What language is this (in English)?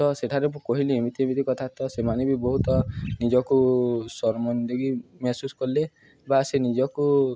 Odia